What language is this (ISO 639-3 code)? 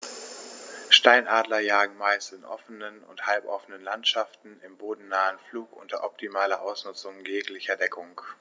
deu